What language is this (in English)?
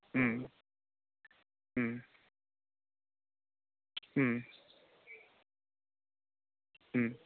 Tamil